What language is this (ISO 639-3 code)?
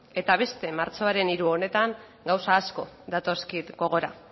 eus